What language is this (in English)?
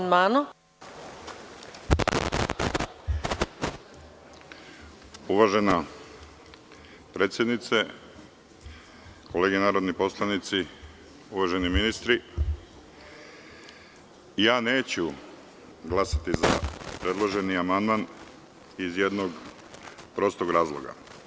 Serbian